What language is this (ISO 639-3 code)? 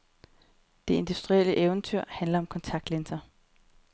dan